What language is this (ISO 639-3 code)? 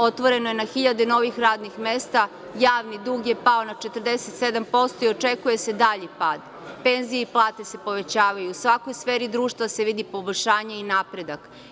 srp